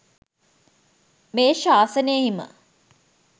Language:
Sinhala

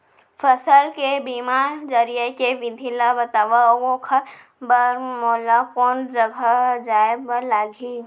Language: Chhattisgarhi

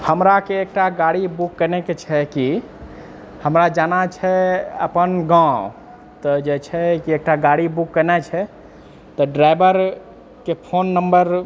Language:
Maithili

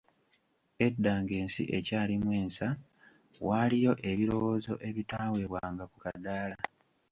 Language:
Ganda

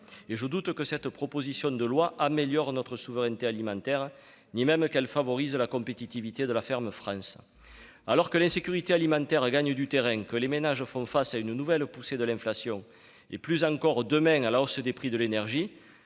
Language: French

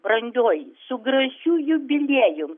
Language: Lithuanian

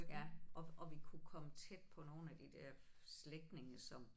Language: Danish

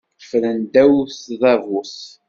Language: Kabyle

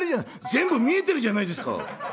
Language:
Japanese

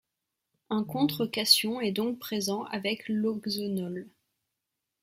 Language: French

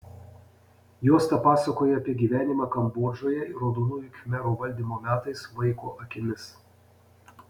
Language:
Lithuanian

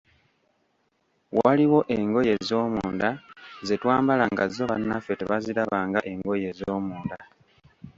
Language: Ganda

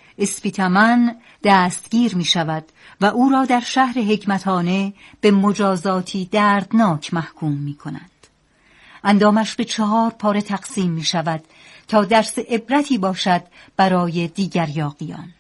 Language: Persian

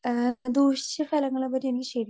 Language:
Malayalam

